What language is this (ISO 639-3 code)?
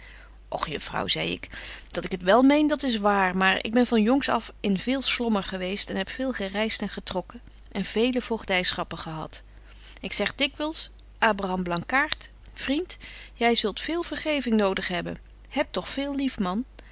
nld